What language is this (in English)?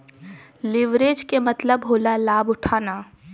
Bhojpuri